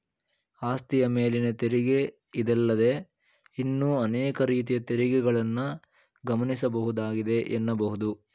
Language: Kannada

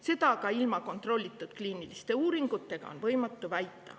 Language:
Estonian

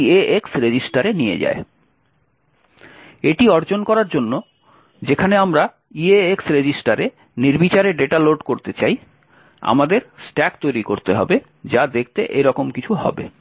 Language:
Bangla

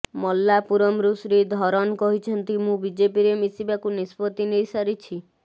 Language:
Odia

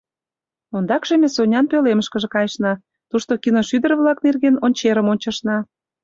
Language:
Mari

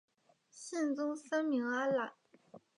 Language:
Chinese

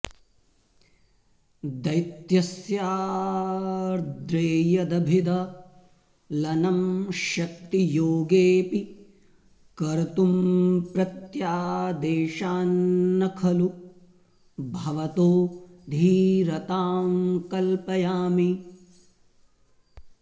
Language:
Sanskrit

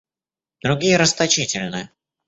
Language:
Russian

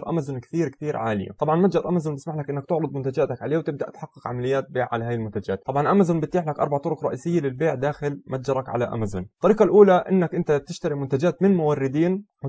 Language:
Arabic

